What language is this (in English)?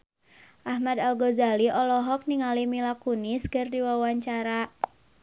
Sundanese